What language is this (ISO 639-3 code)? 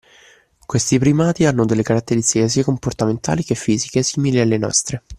ita